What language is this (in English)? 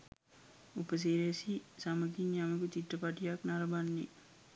Sinhala